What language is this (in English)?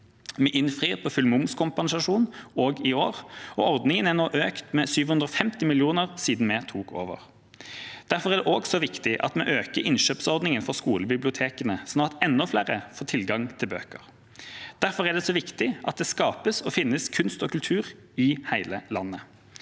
Norwegian